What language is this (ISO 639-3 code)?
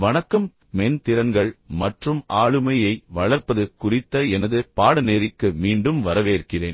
tam